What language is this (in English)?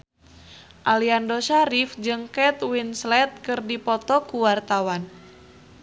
Sundanese